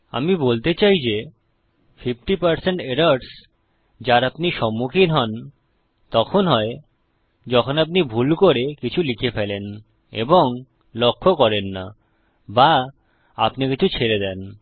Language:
Bangla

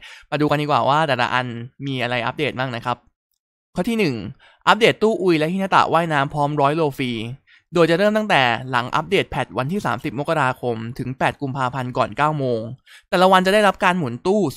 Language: Thai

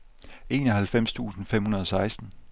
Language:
Danish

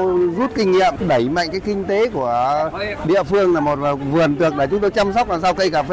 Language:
Vietnamese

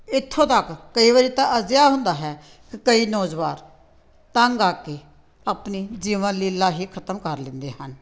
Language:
Punjabi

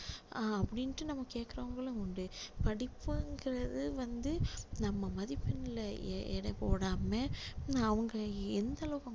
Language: Tamil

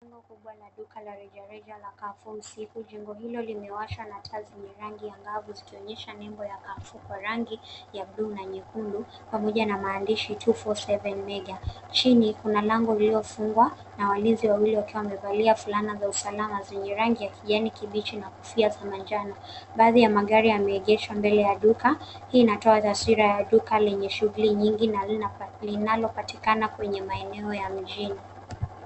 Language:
Swahili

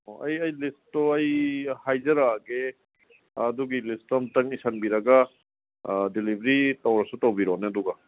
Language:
Manipuri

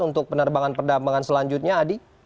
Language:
Indonesian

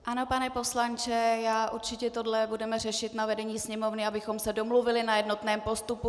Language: Czech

